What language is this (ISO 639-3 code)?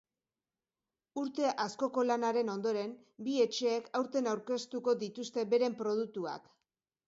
eus